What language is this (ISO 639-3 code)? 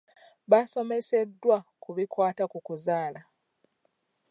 lug